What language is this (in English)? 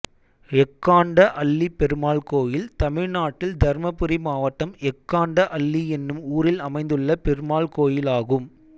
Tamil